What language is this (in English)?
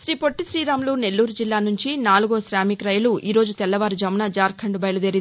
Telugu